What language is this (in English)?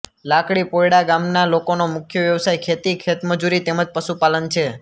Gujarati